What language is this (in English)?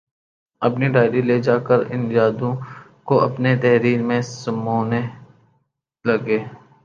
Urdu